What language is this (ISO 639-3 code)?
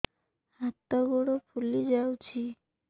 ori